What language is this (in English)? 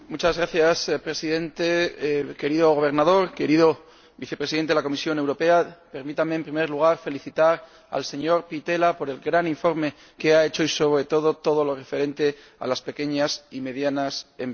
Spanish